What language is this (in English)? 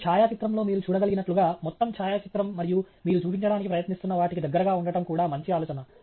Telugu